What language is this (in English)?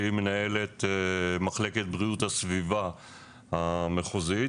Hebrew